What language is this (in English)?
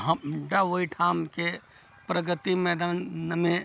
Maithili